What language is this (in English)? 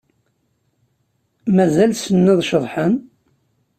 Kabyle